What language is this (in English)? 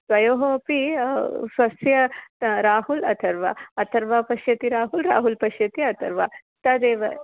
Sanskrit